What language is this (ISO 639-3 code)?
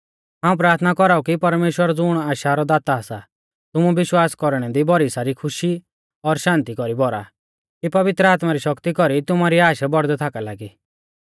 bfz